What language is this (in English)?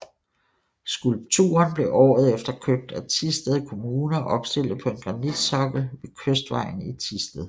Danish